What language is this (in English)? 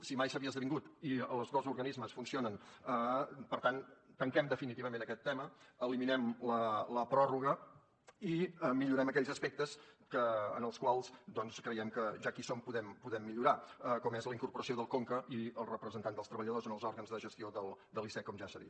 Catalan